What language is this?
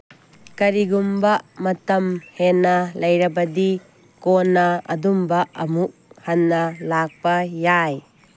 Manipuri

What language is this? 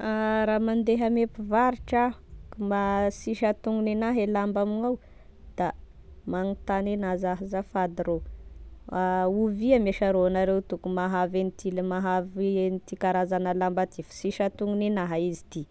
Tesaka Malagasy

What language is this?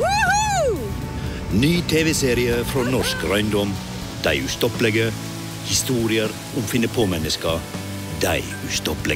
Norwegian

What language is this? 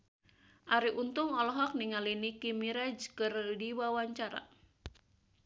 Sundanese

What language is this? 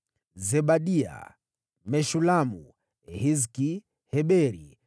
Swahili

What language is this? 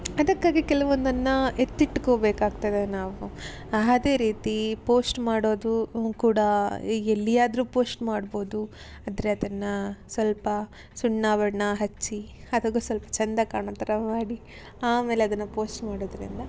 Kannada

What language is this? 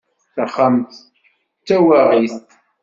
Kabyle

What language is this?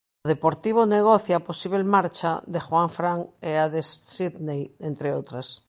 Galician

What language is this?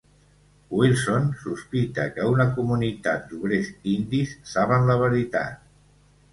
Catalan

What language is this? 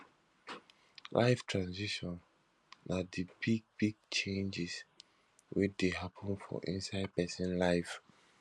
Nigerian Pidgin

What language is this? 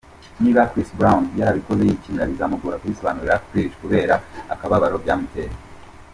Kinyarwanda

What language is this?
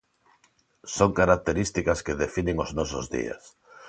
Galician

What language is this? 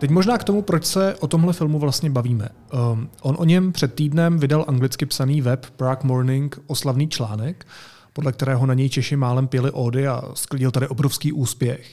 Czech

